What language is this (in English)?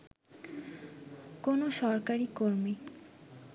Bangla